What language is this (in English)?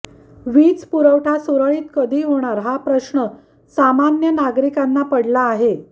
Marathi